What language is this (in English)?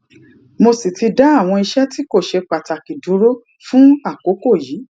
Yoruba